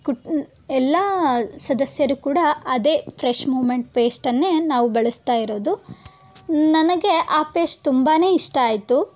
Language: Kannada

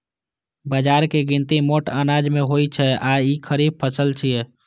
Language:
Maithili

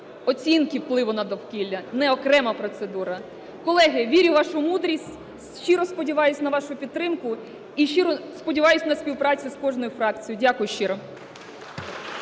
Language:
Ukrainian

